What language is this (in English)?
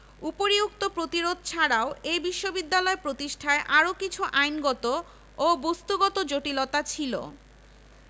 Bangla